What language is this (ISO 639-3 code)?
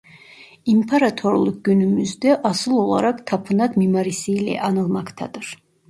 tur